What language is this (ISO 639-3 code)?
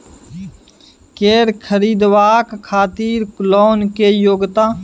mai